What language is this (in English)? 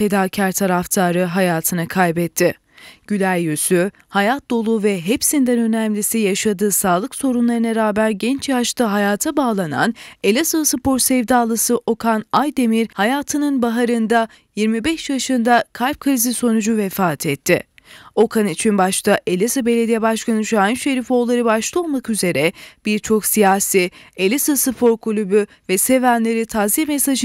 Turkish